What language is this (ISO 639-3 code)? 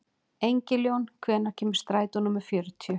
isl